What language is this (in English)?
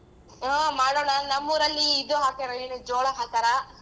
Kannada